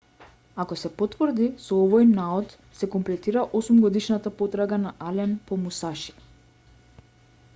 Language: Macedonian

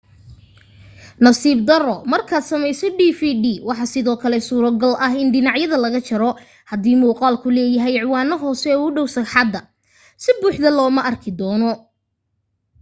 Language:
Somali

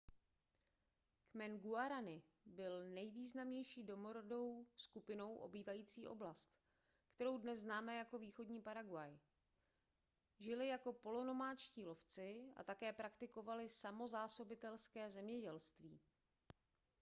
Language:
Czech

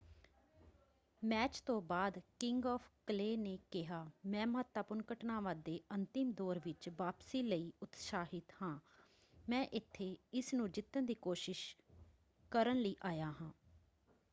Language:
Punjabi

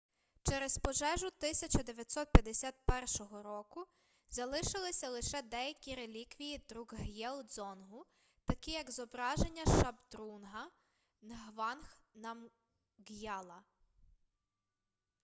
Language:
Ukrainian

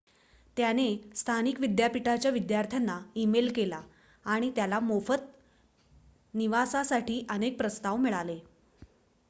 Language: Marathi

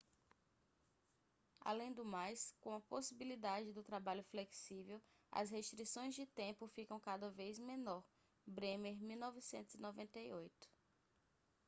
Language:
Portuguese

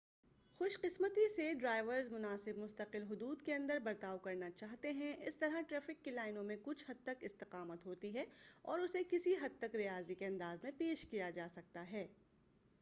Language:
Urdu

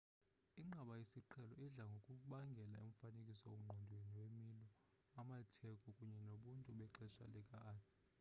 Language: Xhosa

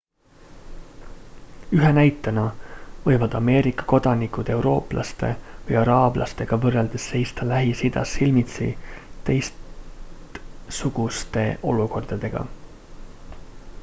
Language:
Estonian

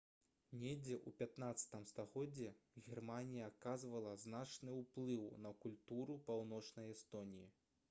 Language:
Belarusian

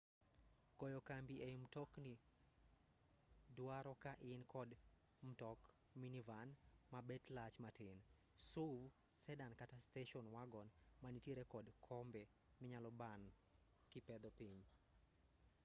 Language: Luo (Kenya and Tanzania)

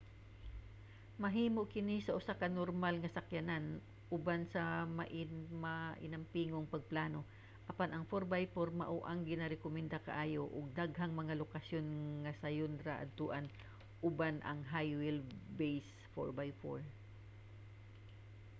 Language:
Cebuano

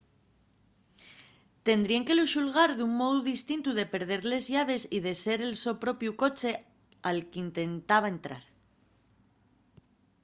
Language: Asturian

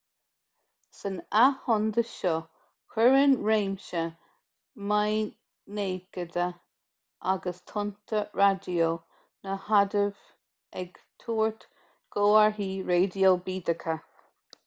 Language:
Irish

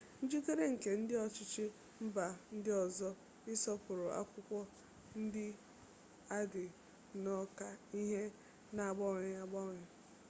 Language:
Igbo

